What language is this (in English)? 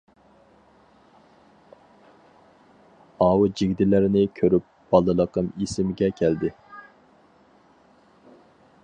Uyghur